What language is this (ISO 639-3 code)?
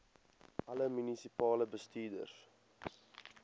afr